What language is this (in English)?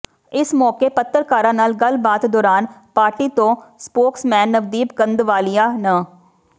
Punjabi